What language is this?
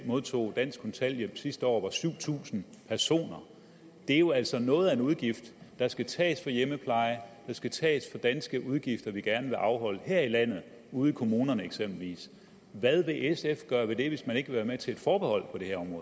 Danish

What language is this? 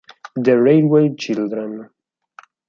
Italian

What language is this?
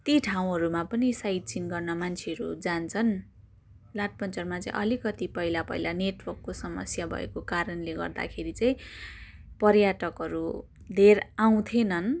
Nepali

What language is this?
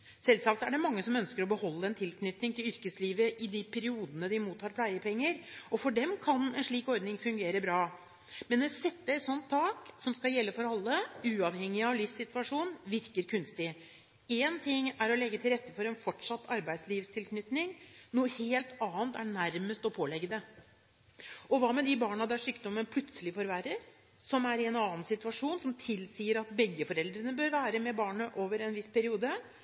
Norwegian Bokmål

